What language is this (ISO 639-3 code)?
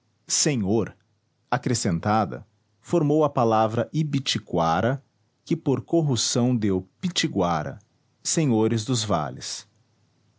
por